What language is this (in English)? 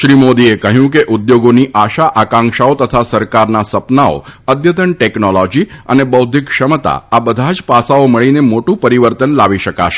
Gujarati